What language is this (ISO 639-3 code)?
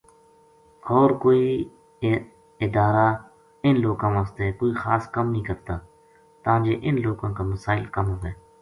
gju